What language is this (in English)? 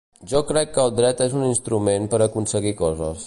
Catalan